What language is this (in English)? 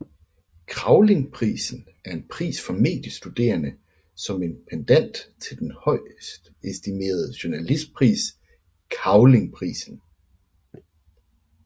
Danish